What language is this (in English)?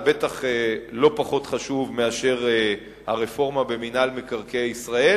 Hebrew